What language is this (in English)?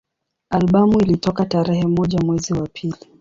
Swahili